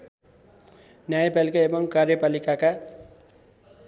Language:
Nepali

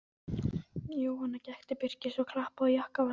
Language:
Icelandic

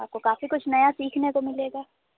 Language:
Urdu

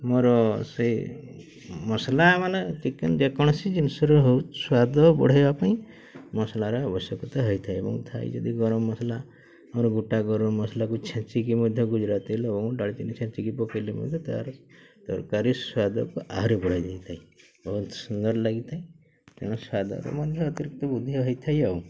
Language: Odia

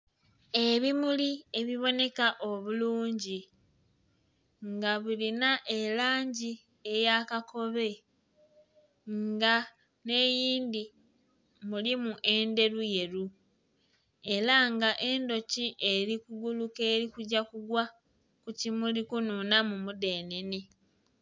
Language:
Soga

